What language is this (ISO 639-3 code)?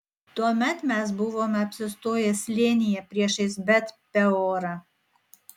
lit